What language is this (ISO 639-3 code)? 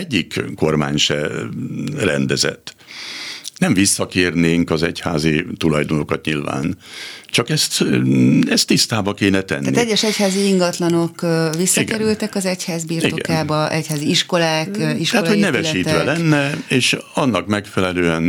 hun